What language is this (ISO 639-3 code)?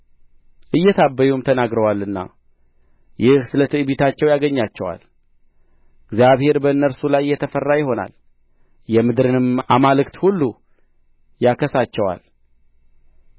amh